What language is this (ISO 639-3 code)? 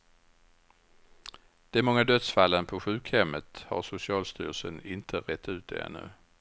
swe